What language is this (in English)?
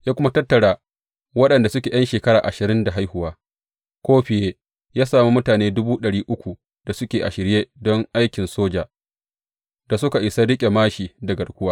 Hausa